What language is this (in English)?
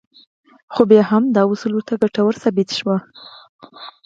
Pashto